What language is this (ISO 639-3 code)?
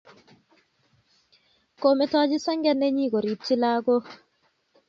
kln